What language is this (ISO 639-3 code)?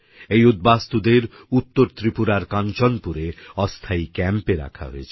ben